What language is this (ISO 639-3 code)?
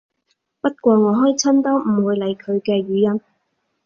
yue